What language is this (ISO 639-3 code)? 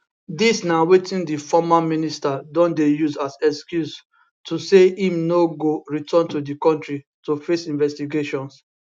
pcm